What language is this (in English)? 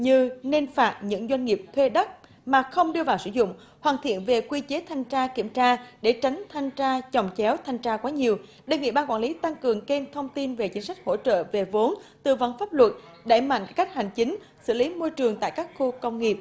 Vietnamese